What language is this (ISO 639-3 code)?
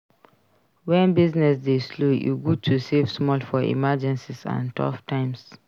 pcm